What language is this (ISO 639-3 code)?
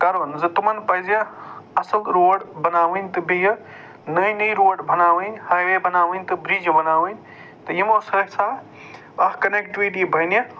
kas